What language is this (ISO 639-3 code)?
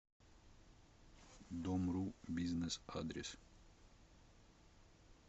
rus